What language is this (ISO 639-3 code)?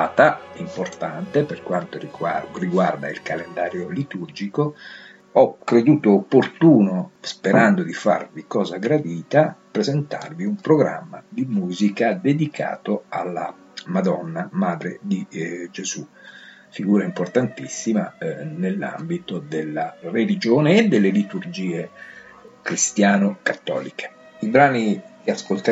ita